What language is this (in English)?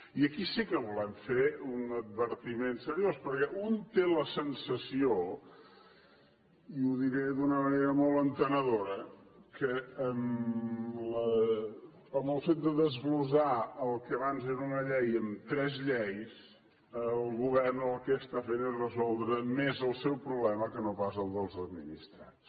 Catalan